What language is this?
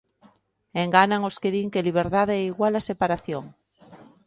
Galician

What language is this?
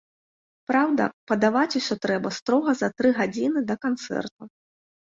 Belarusian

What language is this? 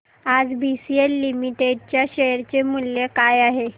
Marathi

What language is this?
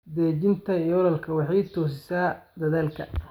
Somali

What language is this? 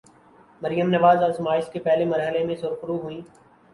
Urdu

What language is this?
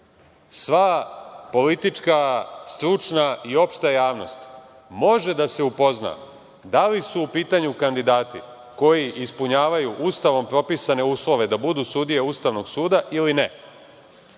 Serbian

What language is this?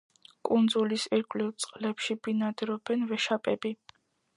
Georgian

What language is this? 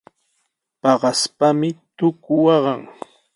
Sihuas Ancash Quechua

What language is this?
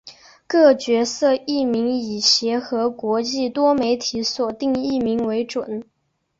Chinese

